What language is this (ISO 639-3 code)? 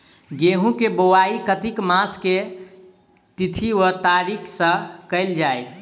mai